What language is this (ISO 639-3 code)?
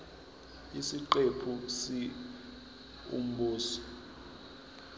zul